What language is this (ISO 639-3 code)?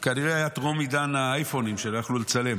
heb